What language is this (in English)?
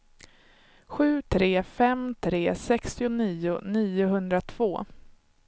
Swedish